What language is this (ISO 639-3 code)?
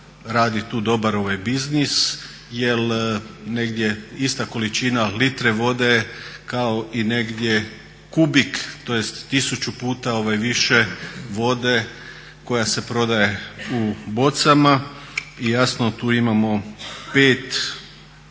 hrv